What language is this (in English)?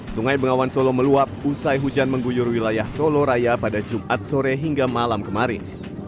Indonesian